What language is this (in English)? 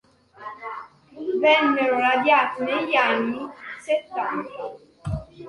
Italian